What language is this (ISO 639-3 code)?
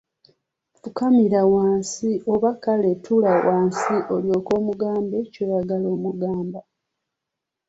lug